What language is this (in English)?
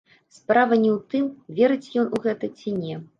Belarusian